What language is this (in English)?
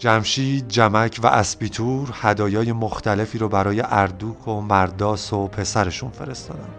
Persian